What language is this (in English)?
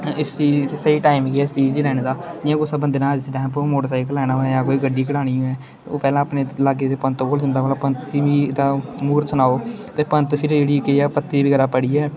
Dogri